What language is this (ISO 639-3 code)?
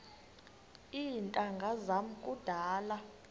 xho